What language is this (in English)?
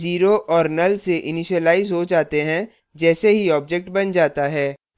Hindi